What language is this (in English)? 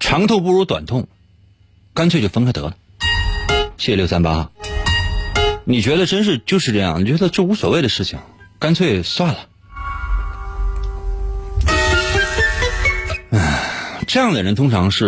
Chinese